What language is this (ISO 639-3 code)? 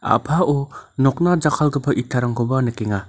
grt